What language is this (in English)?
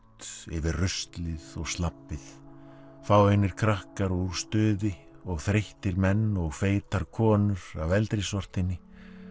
Icelandic